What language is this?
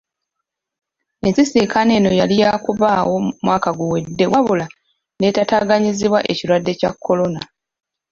Ganda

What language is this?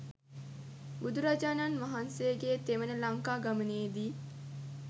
Sinhala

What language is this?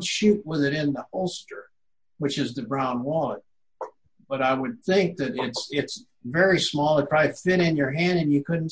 English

